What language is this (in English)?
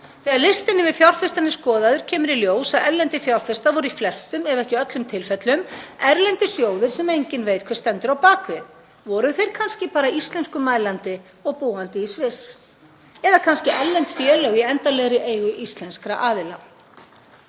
Icelandic